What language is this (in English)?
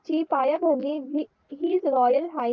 Marathi